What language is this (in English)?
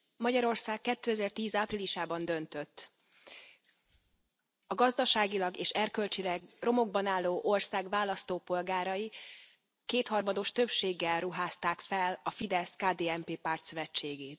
Hungarian